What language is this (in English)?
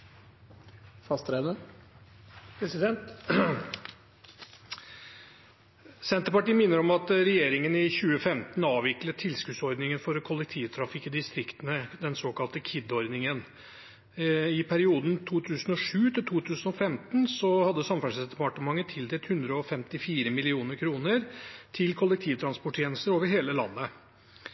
Norwegian